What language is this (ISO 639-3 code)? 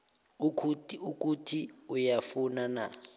nbl